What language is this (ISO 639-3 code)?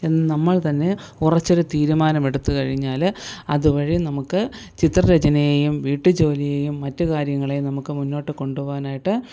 mal